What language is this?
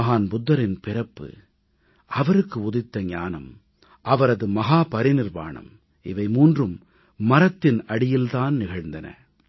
Tamil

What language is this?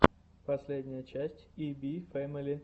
Russian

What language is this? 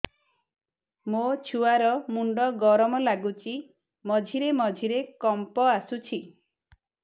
Odia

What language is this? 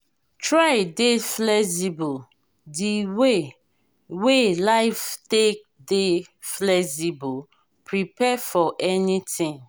Nigerian Pidgin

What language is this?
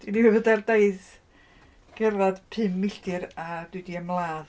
Welsh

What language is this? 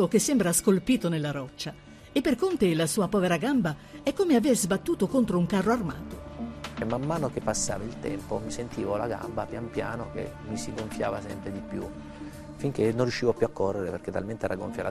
Italian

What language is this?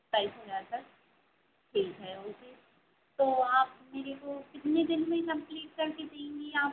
Hindi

